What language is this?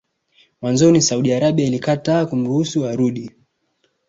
Swahili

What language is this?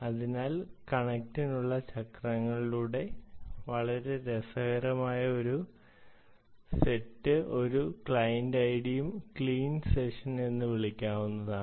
Malayalam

